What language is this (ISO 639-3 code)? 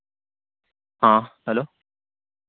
mal